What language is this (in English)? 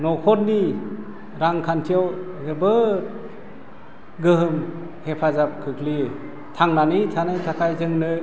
Bodo